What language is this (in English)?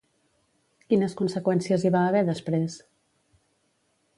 Catalan